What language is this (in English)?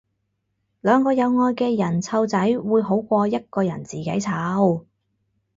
Cantonese